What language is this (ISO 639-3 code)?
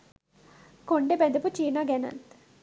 sin